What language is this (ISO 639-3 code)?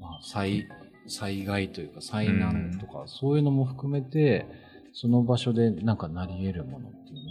jpn